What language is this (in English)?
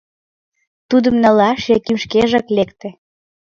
Mari